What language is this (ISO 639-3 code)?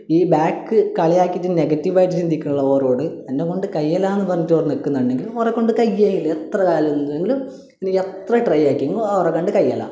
mal